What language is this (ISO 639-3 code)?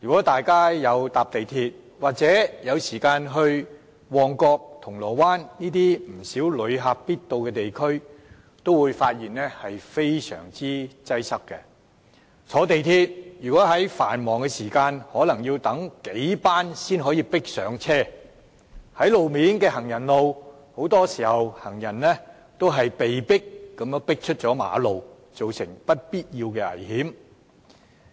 yue